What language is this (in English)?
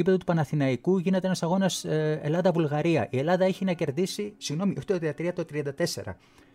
Greek